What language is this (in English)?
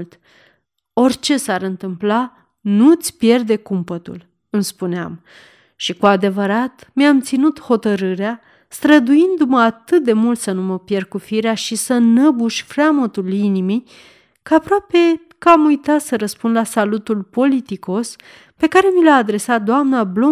Romanian